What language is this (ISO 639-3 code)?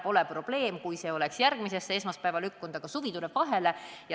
est